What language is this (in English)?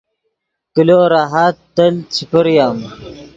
Yidgha